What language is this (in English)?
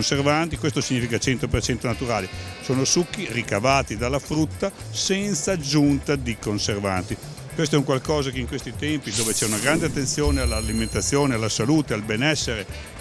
Italian